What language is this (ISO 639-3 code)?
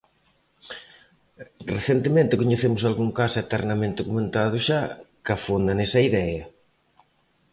glg